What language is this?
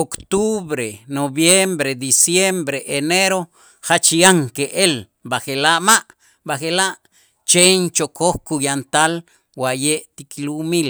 Itzá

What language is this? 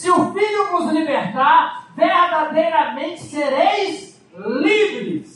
Portuguese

